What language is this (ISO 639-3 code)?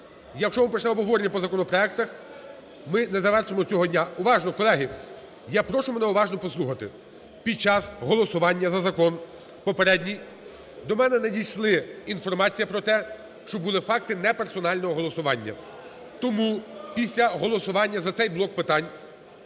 ukr